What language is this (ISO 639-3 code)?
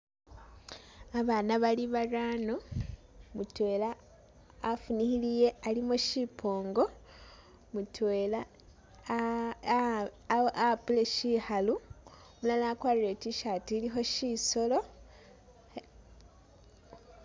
myx